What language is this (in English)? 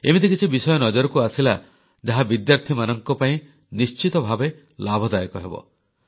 Odia